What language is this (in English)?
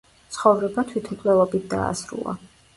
Georgian